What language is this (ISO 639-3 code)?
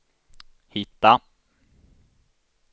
swe